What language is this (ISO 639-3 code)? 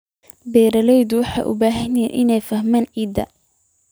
som